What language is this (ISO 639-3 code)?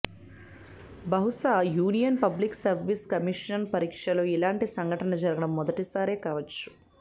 tel